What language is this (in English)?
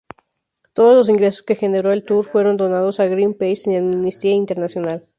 Spanish